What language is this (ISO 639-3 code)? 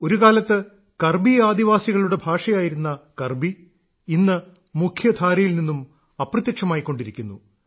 mal